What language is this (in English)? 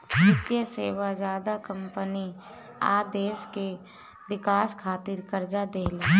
Bhojpuri